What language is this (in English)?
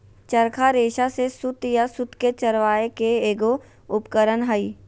Magahi